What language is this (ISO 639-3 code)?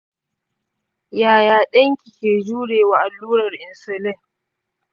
hau